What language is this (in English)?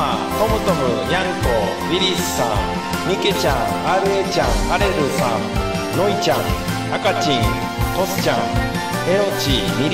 Japanese